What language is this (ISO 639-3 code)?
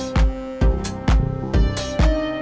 ind